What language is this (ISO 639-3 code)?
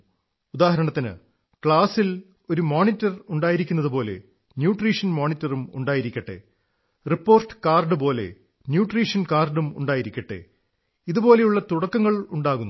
mal